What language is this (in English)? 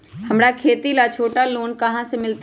Magahi